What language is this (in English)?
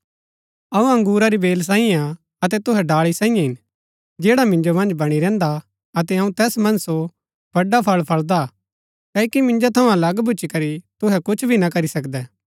Gaddi